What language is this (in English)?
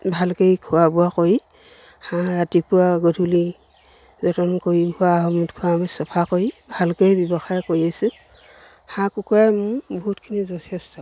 Assamese